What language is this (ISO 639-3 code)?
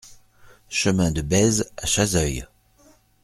fra